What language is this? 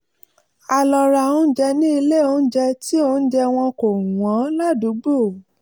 Yoruba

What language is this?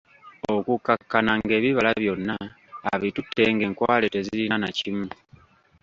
Ganda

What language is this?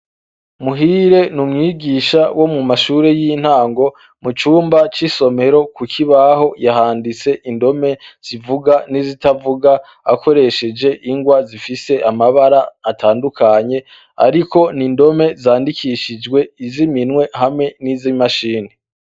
Rundi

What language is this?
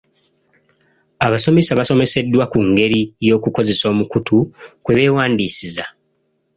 Ganda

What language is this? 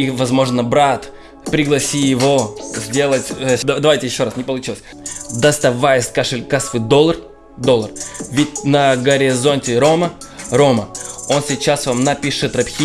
Russian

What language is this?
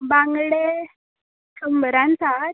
Konkani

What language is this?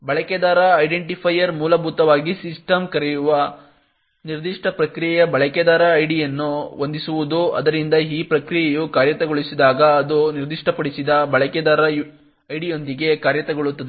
Kannada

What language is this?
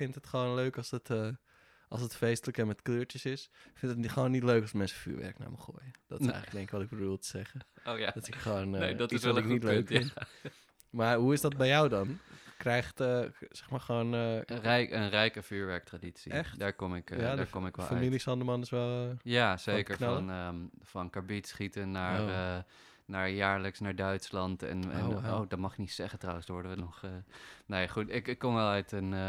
Dutch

